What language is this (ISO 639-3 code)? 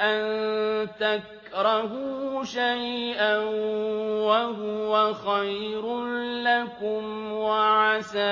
ara